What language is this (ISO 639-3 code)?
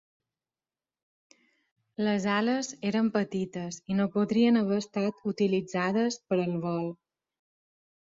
cat